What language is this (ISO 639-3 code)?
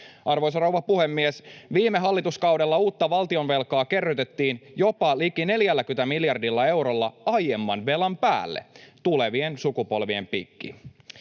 fin